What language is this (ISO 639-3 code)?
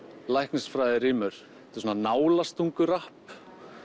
isl